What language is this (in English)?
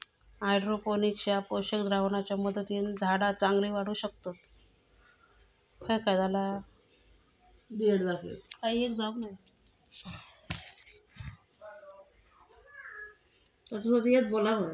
Marathi